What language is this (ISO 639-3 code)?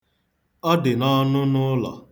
ibo